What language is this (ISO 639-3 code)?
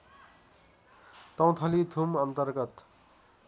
nep